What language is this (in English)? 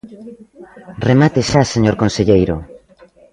Galician